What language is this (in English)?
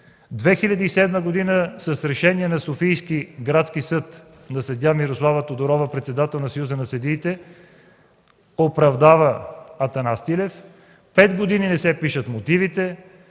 Bulgarian